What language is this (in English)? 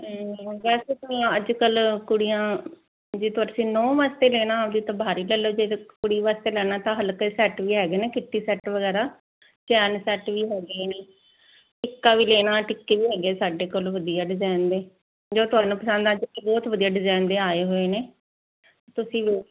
Punjabi